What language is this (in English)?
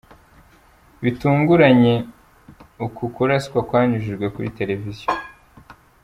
Kinyarwanda